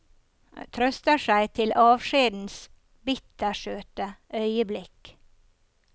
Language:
Norwegian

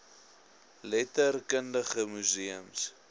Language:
Afrikaans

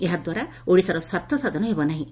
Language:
Odia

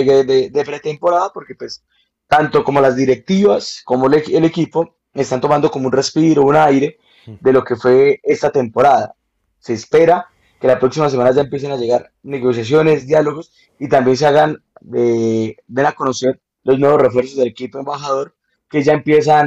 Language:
Spanish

